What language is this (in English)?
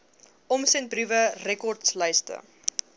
Afrikaans